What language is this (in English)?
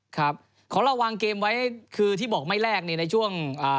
Thai